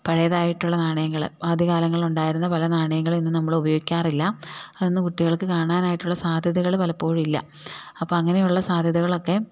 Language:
Malayalam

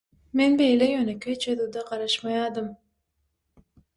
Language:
Turkmen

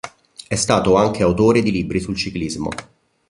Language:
Italian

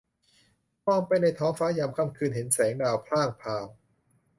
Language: Thai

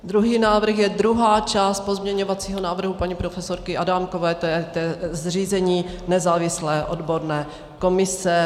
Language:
Czech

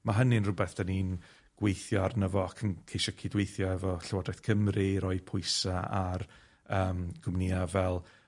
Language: Welsh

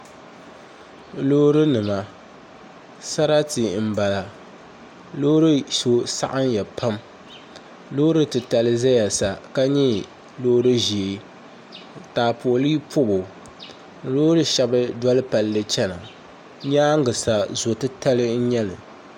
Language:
Dagbani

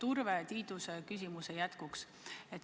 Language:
Estonian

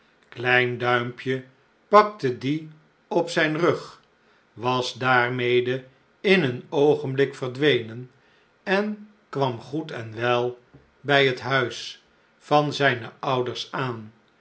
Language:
Dutch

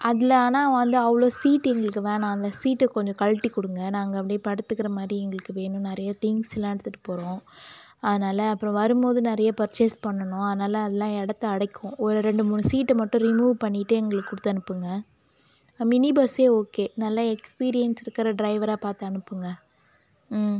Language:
Tamil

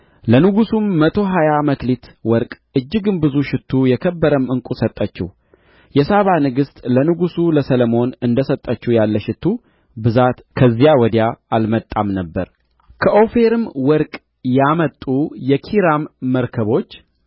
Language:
Amharic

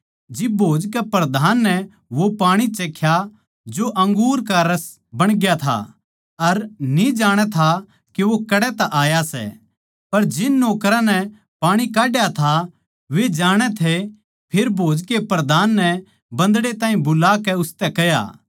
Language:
Haryanvi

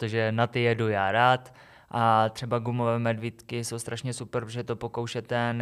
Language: Czech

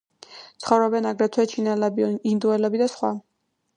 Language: Georgian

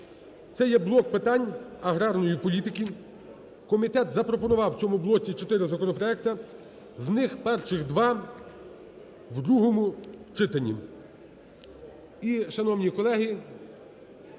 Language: Ukrainian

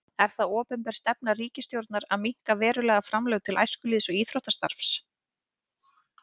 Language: Icelandic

